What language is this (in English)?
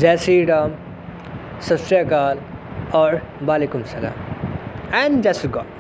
Hindi